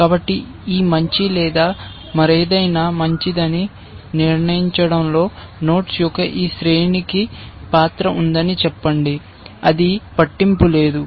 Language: Telugu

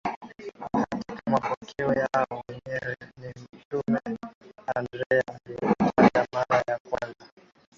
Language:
Swahili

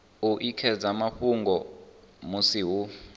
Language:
Venda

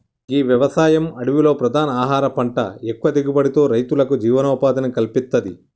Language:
Telugu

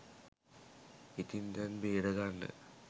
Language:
Sinhala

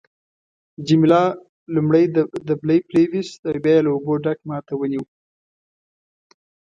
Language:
Pashto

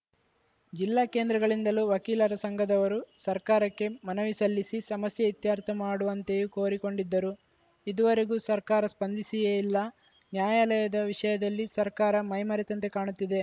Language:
Kannada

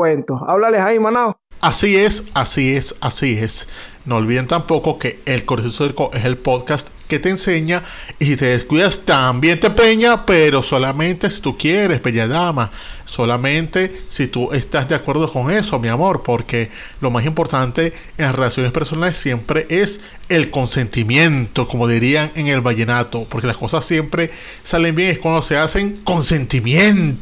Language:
Spanish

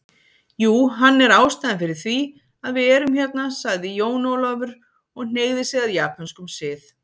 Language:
Icelandic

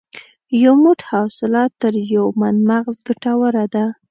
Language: Pashto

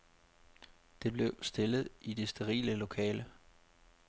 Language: Danish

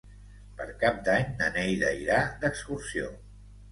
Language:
Catalan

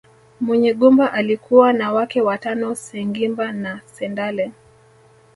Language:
Swahili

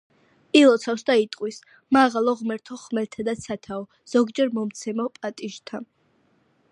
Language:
Georgian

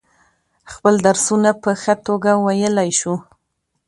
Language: Pashto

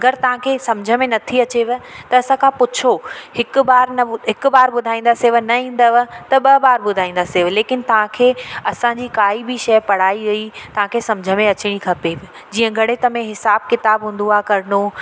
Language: Sindhi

